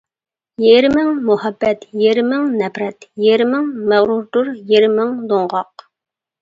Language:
Uyghur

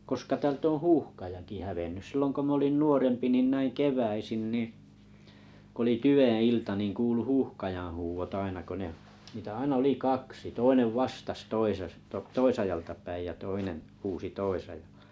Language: Finnish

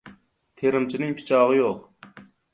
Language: Uzbek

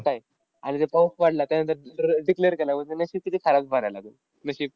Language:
Marathi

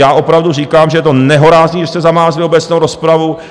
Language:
Czech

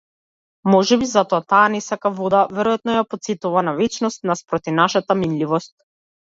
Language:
Macedonian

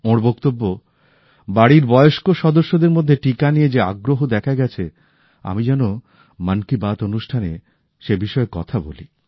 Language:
Bangla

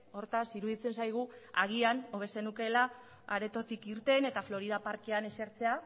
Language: Basque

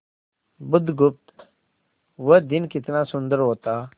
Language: Hindi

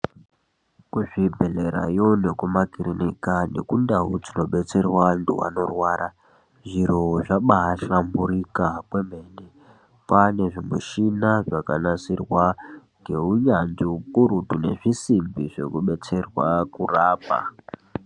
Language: Ndau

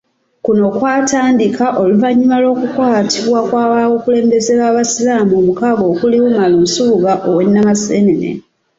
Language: Ganda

